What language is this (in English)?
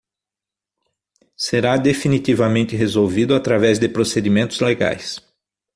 Portuguese